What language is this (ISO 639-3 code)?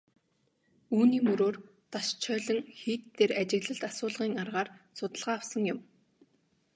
mon